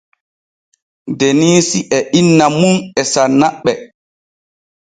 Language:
Borgu Fulfulde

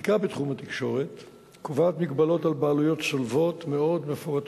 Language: Hebrew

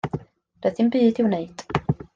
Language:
Welsh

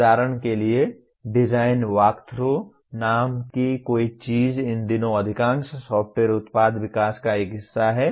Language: Hindi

